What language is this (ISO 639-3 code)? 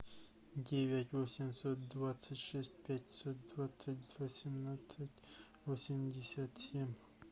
rus